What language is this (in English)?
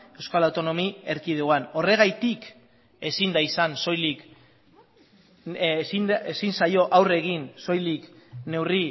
Basque